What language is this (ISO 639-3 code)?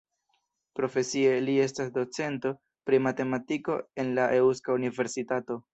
epo